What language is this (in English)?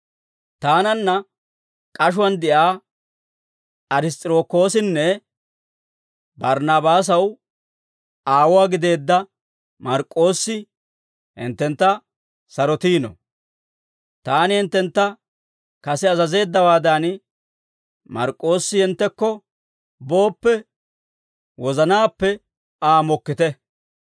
Dawro